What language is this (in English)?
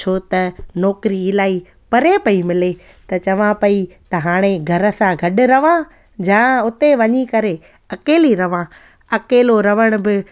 Sindhi